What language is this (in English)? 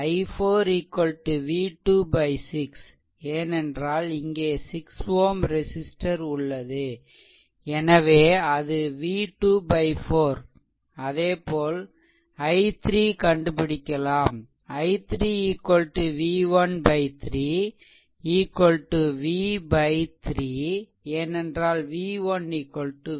Tamil